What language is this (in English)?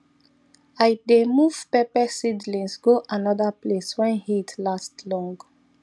Nigerian Pidgin